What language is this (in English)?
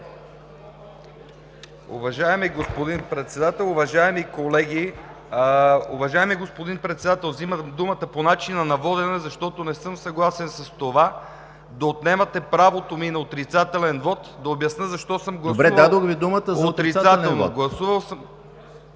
Bulgarian